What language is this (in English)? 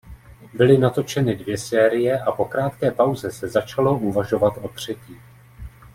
Czech